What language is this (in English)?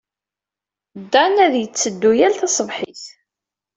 Kabyle